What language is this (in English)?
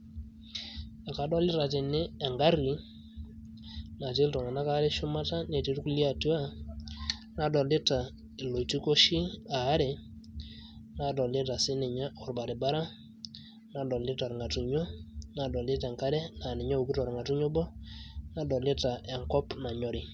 Masai